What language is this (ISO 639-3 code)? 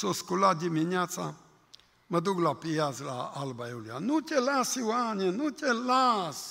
ron